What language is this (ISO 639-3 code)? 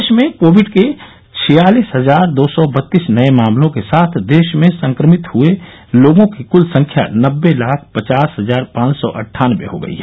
hin